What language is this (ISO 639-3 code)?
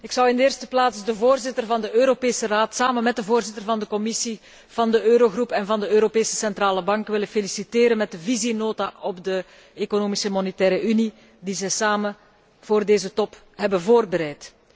nld